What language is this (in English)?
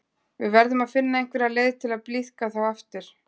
Icelandic